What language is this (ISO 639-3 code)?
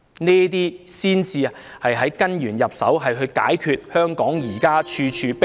yue